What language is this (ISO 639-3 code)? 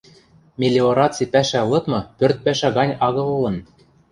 mrj